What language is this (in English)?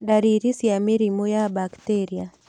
Kikuyu